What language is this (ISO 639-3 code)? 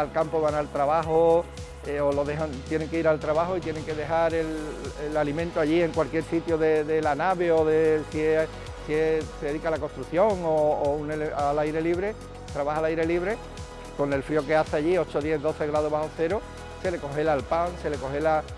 spa